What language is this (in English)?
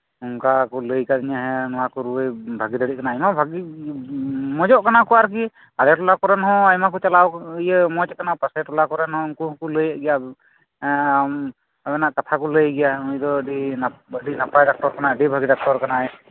Santali